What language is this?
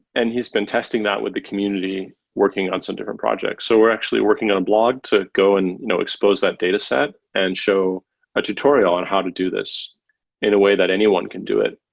English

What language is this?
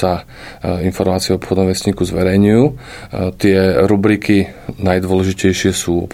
Slovak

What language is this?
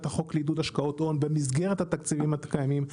Hebrew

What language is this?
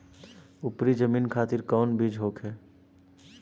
Bhojpuri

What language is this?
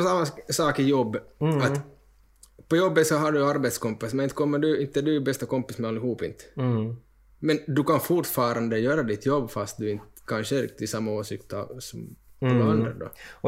Swedish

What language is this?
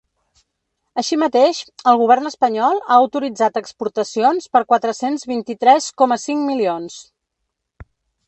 Catalan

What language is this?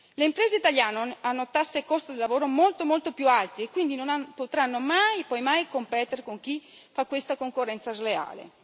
Italian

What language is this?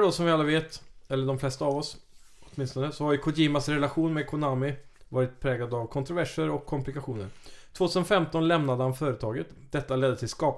Swedish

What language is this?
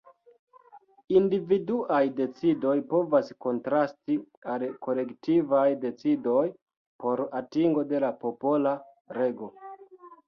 Esperanto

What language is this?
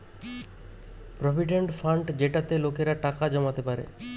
Bangla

